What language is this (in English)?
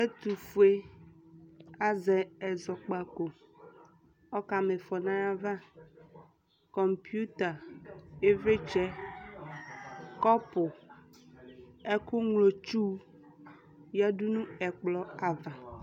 Ikposo